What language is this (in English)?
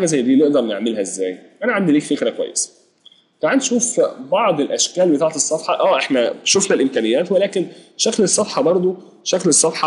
Arabic